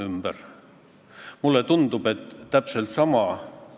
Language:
Estonian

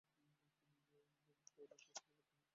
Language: Bangla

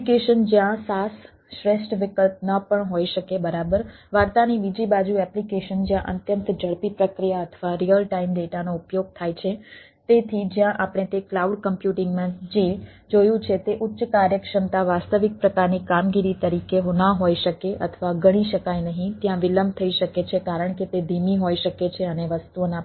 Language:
Gujarati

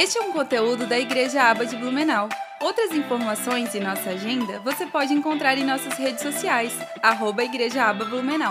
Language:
Portuguese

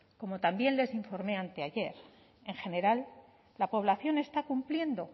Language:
Spanish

